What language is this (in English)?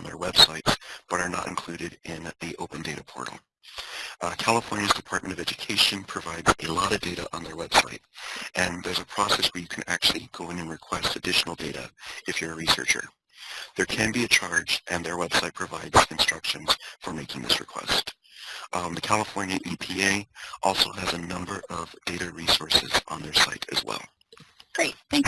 English